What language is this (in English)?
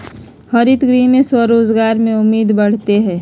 Magahi